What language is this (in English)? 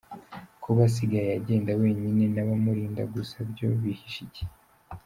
Kinyarwanda